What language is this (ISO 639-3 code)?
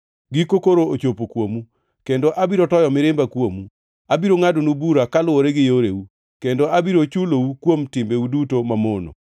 luo